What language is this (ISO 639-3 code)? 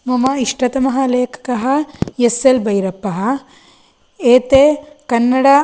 san